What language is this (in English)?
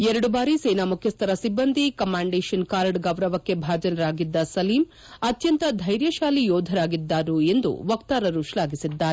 Kannada